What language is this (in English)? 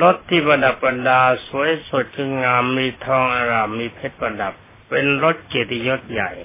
Thai